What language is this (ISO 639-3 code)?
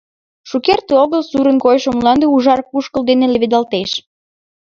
chm